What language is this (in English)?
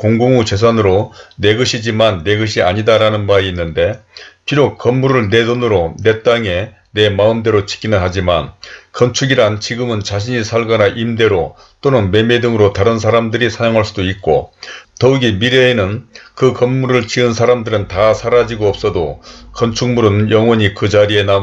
Korean